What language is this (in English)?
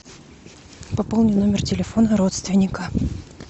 Russian